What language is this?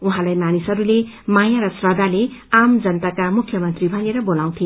Nepali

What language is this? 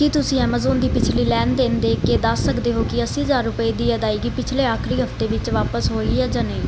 Punjabi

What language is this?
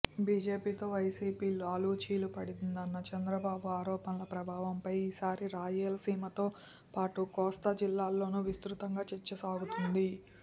Telugu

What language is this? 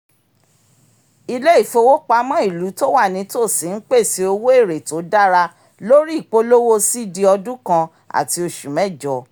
Yoruba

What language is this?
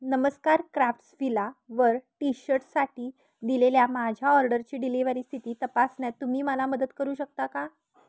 Marathi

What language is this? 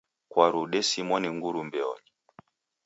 Taita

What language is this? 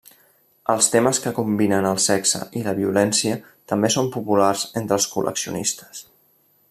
Catalan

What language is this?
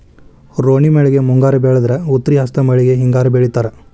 Kannada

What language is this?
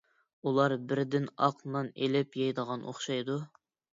Uyghur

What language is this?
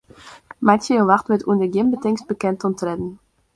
Western Frisian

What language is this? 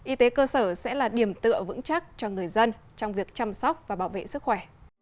Vietnamese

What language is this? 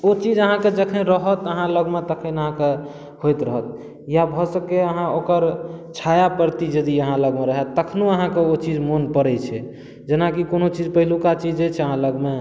Maithili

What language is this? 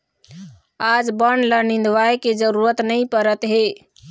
Chhattisgarhi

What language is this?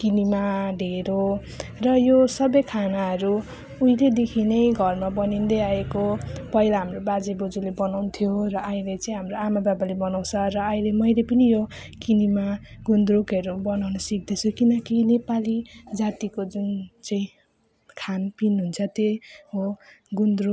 Nepali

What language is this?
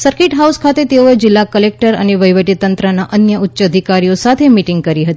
Gujarati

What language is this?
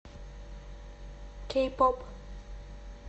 Russian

